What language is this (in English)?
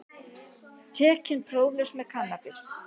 Icelandic